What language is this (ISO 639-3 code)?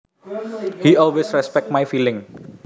jav